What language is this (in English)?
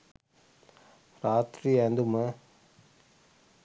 Sinhala